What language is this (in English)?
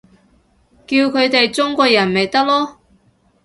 Cantonese